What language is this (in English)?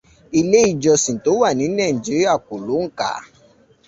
Yoruba